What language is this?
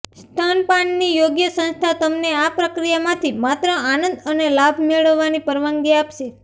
Gujarati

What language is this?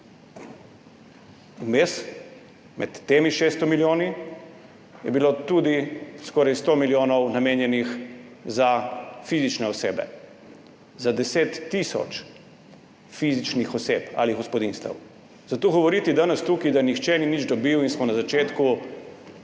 Slovenian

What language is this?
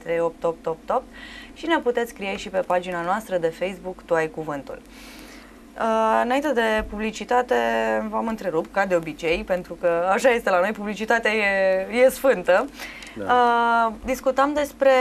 Romanian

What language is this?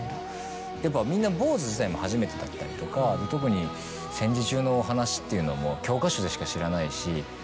Japanese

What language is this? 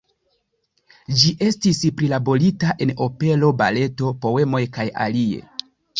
Esperanto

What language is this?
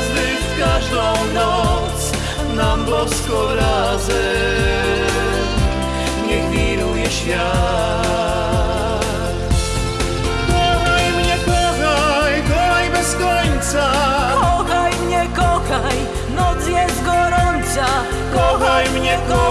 Polish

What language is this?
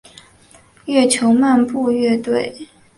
Chinese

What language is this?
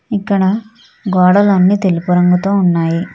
Telugu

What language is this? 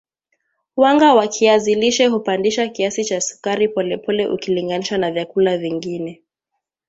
Swahili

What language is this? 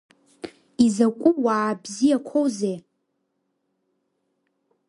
Abkhazian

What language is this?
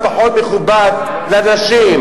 Hebrew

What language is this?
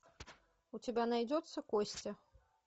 Russian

